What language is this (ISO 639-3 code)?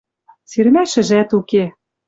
mrj